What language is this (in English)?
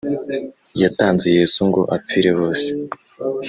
Kinyarwanda